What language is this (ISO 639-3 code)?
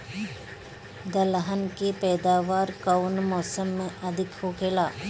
bho